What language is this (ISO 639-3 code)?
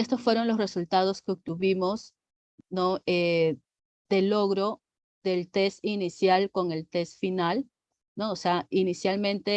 spa